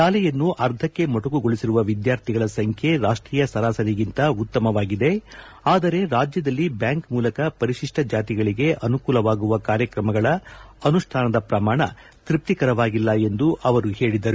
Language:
Kannada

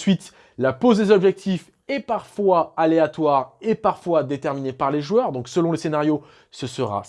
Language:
French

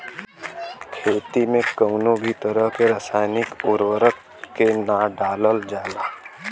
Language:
Bhojpuri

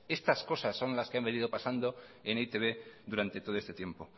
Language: Spanish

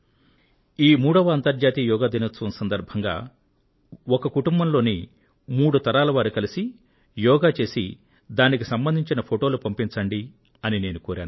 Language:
Telugu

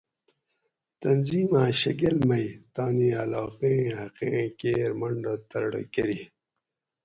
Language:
Gawri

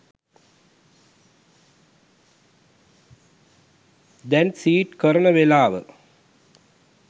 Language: Sinhala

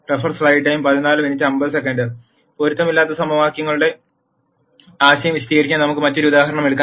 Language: Malayalam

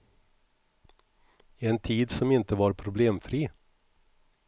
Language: Swedish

